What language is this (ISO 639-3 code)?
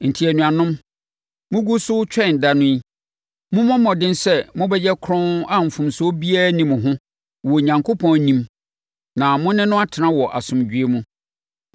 aka